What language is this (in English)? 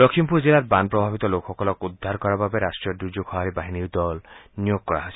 Assamese